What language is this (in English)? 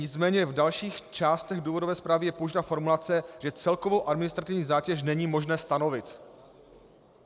Czech